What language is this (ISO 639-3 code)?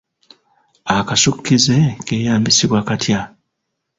lug